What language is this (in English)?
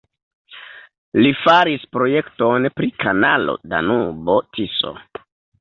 Esperanto